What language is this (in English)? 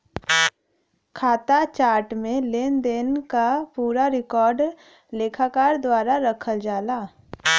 Bhojpuri